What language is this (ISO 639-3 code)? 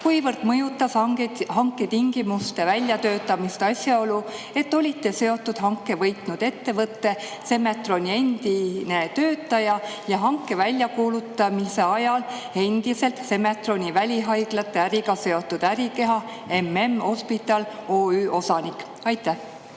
est